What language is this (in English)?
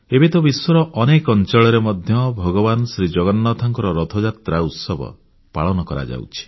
Odia